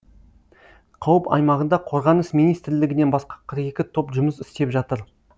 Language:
Kazakh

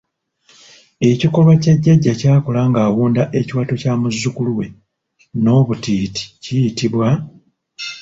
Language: Ganda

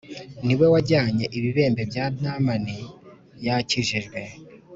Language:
Kinyarwanda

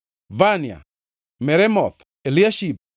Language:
Luo (Kenya and Tanzania)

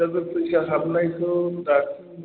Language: Bodo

